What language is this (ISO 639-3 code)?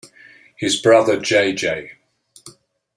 eng